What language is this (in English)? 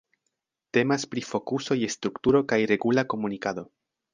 Esperanto